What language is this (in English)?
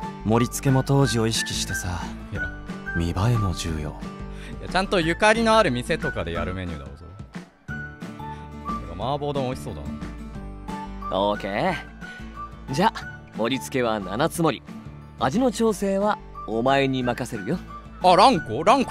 Japanese